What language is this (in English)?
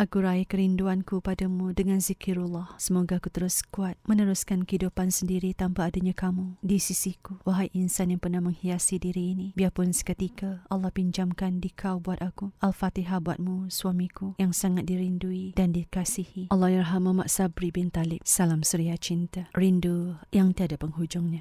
Malay